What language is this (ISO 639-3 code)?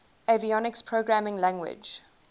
eng